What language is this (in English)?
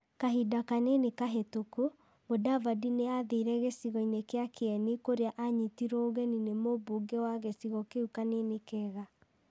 Kikuyu